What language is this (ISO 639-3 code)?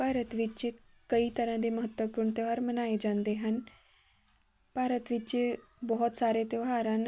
pan